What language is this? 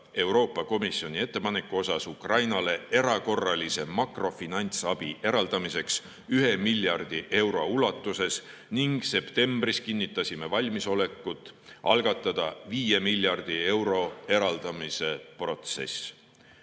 Estonian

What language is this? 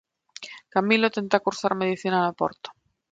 Galician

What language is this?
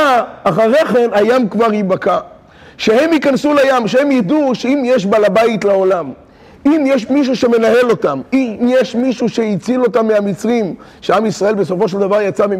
Hebrew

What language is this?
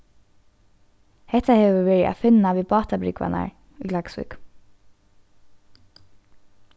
Faroese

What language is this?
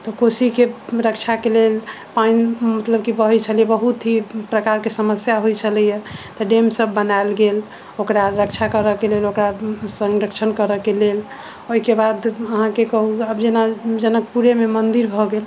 Maithili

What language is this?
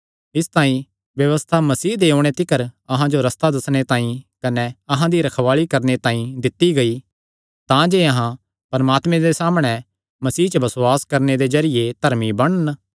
Kangri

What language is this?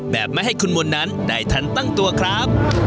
Thai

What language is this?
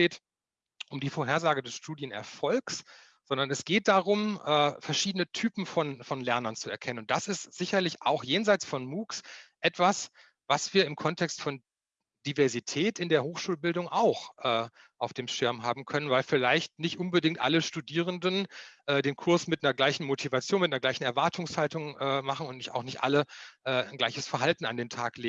German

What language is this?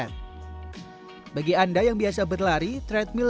Indonesian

